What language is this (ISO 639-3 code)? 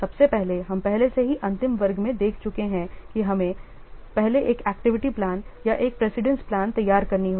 hin